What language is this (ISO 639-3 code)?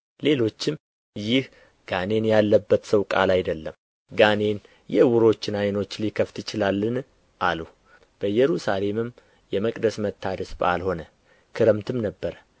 amh